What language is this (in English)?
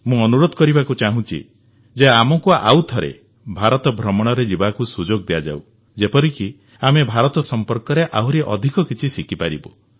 Odia